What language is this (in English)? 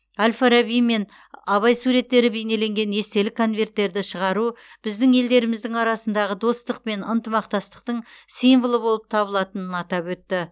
Kazakh